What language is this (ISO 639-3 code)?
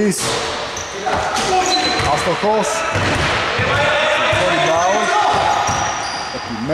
ell